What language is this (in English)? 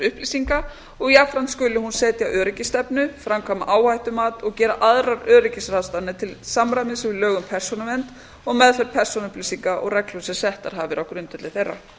Icelandic